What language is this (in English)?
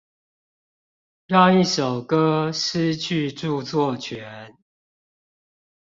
Chinese